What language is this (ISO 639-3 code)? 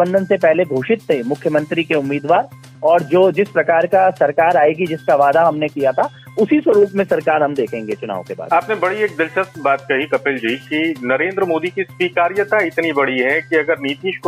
hin